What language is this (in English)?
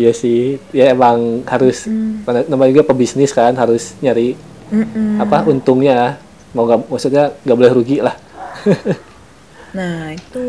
Indonesian